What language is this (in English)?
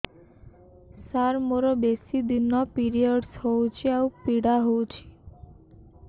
Odia